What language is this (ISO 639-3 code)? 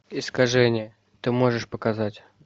rus